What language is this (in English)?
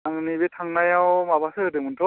Bodo